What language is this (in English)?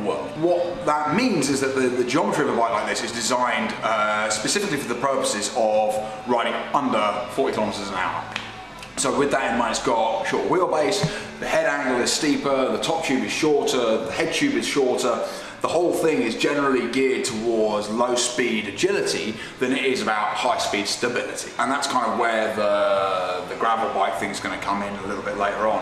English